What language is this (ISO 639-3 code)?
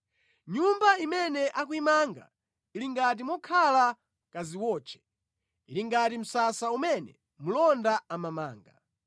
nya